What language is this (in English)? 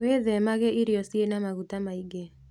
Kikuyu